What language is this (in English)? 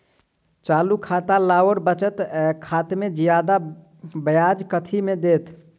Maithili